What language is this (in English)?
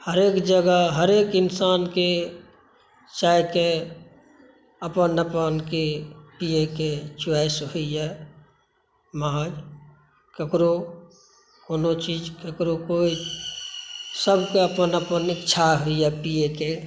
Maithili